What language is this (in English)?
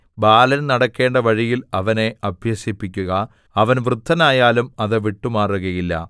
Malayalam